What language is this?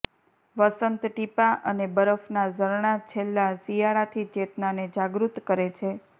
Gujarati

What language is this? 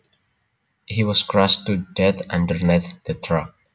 Javanese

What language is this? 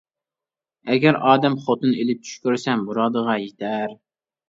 Uyghur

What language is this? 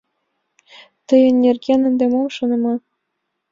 Mari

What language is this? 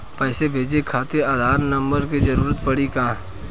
Bhojpuri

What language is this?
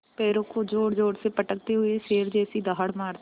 Hindi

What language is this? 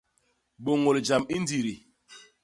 Basaa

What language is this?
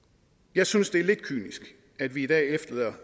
Danish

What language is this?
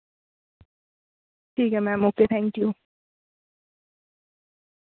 Dogri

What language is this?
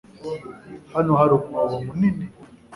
Kinyarwanda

